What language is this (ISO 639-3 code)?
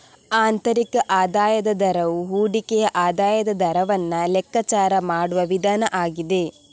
kan